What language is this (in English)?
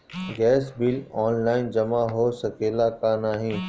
Bhojpuri